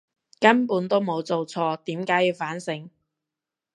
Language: Cantonese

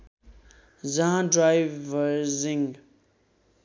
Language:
Nepali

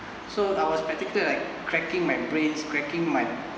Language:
English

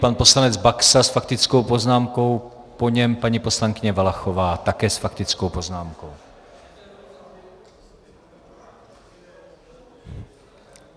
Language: Czech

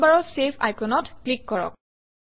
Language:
Assamese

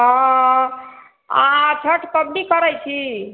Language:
Maithili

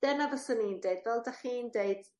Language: Welsh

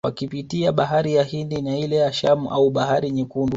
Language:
Swahili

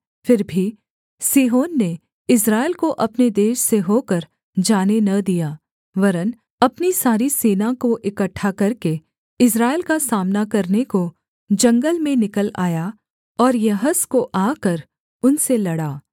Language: Hindi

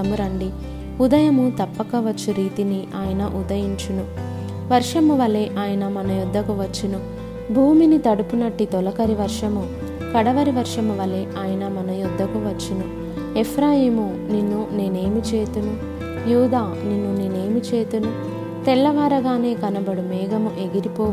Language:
Telugu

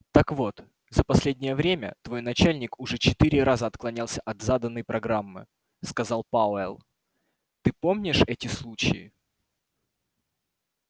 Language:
Russian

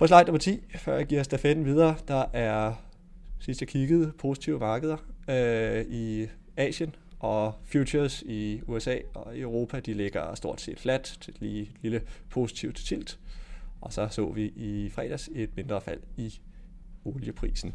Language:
Danish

